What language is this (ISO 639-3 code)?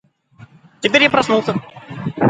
rus